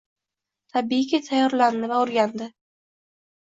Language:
Uzbek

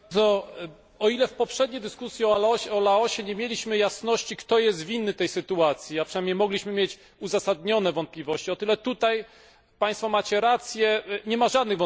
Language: Polish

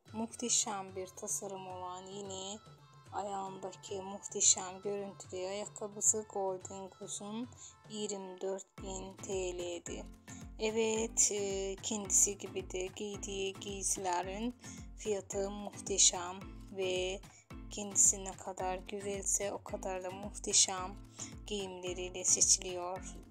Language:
Turkish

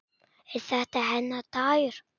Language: Icelandic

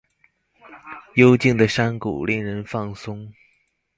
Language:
Chinese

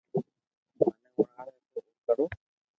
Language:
Loarki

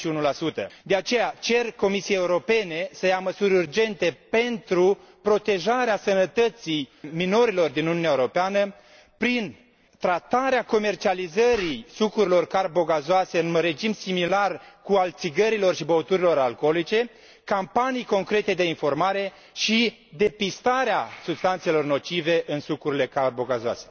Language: Romanian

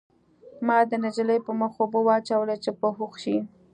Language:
Pashto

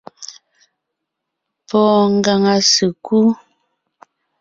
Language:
Ngiemboon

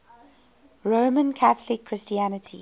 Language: English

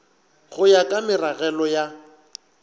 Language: Northern Sotho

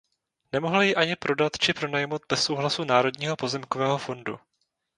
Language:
Czech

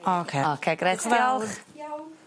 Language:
Welsh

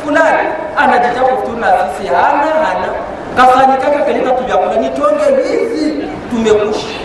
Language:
Swahili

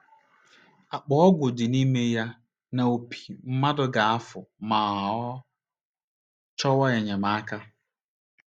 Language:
Igbo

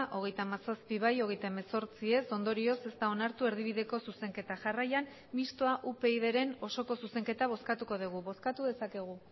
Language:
Basque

